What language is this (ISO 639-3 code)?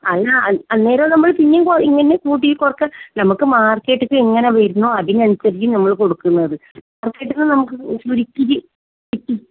mal